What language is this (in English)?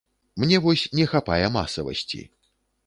Belarusian